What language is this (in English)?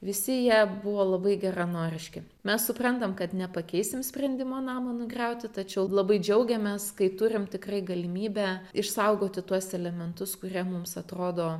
Lithuanian